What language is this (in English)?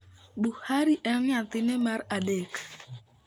Luo (Kenya and Tanzania)